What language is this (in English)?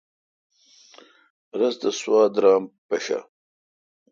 Kalkoti